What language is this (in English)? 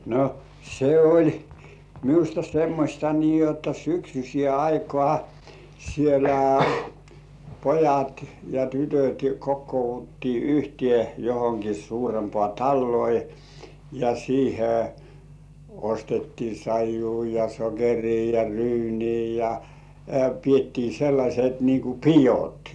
Finnish